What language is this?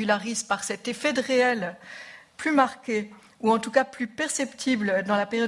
French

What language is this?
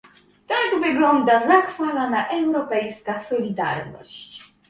Polish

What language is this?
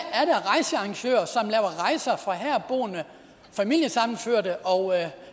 Danish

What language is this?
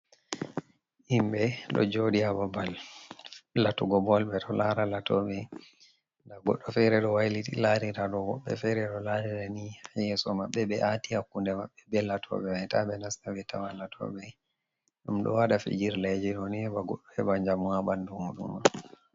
Fula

